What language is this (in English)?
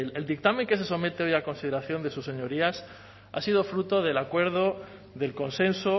Spanish